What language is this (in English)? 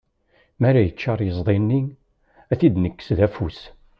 Kabyle